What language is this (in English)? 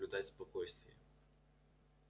Russian